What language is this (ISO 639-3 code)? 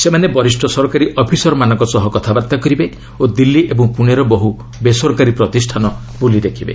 ori